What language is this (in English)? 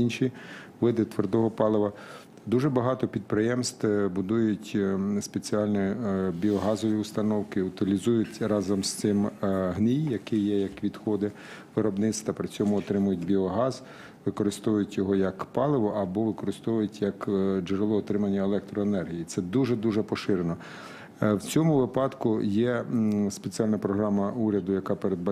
Ukrainian